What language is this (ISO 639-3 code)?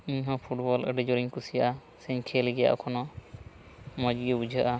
sat